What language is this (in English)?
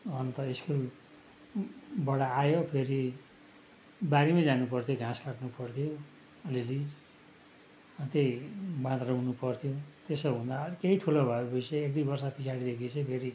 Nepali